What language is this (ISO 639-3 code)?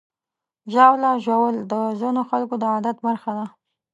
pus